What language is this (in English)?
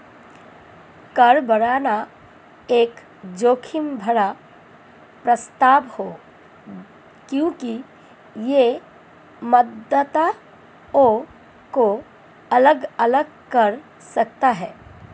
Hindi